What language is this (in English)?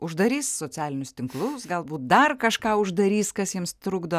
Lithuanian